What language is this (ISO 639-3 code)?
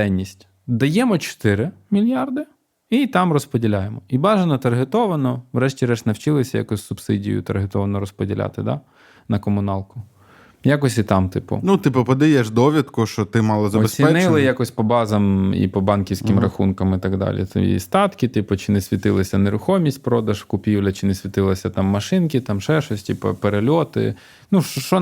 ukr